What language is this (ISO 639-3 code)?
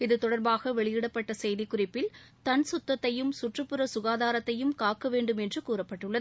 tam